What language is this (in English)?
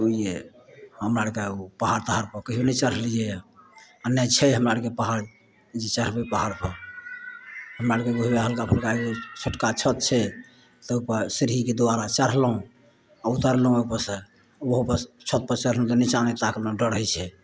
Maithili